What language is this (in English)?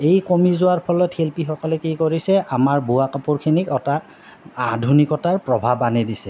Assamese